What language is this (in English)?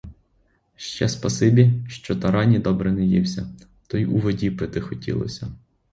Ukrainian